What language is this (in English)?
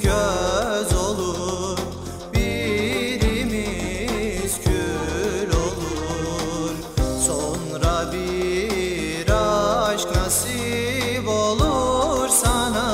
Turkish